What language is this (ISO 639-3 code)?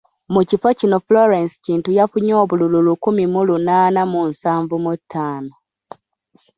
lug